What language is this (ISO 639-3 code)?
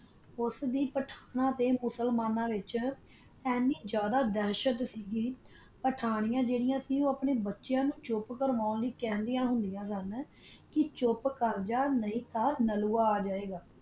pan